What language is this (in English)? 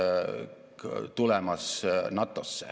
Estonian